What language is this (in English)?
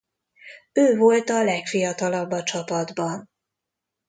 Hungarian